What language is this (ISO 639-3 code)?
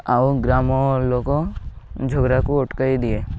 ori